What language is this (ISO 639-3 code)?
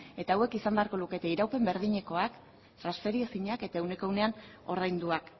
eus